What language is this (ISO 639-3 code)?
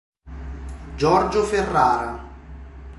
ita